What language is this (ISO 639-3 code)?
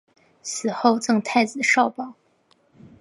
zho